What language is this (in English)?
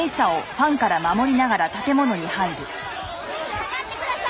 Japanese